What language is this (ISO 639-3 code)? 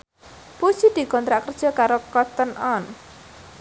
jav